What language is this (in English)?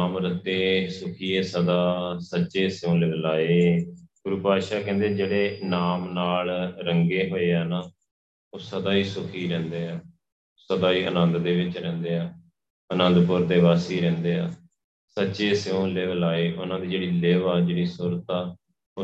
Punjabi